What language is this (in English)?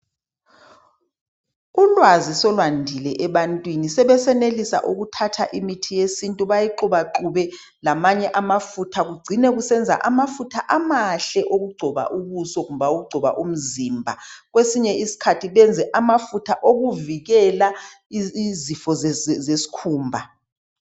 North Ndebele